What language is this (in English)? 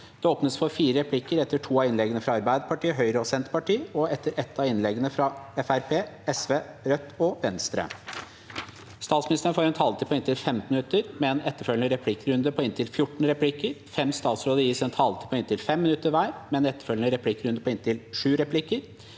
Norwegian